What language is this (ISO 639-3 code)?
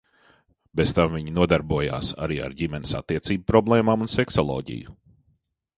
lav